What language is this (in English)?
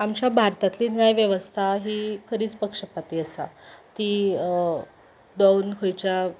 Konkani